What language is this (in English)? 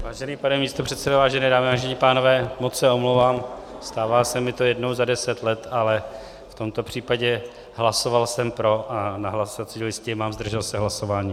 Czech